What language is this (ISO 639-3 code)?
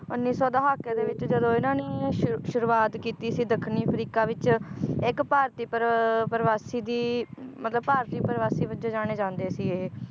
pan